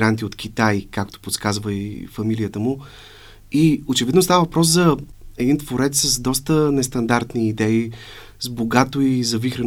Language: Bulgarian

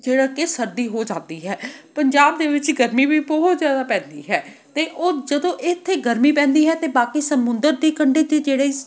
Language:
Punjabi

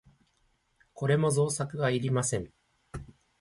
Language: Japanese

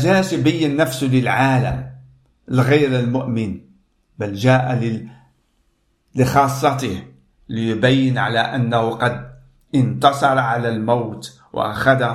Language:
Arabic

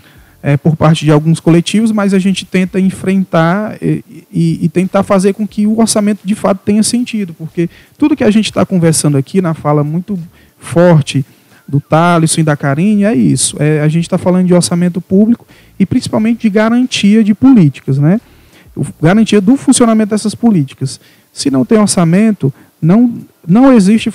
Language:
Portuguese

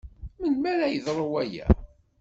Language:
Kabyle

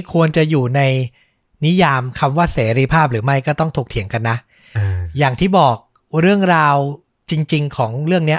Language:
Thai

